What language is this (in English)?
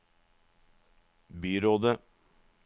Norwegian